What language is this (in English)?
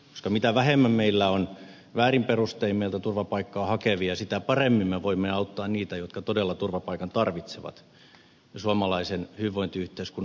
Finnish